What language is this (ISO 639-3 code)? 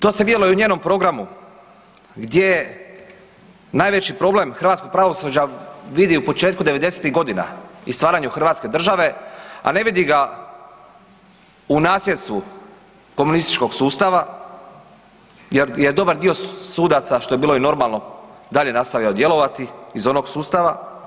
hrv